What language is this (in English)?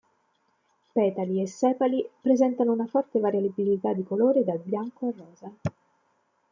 Italian